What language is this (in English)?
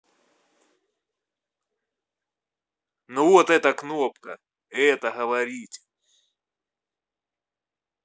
Russian